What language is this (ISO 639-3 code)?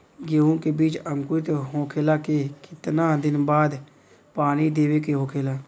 bho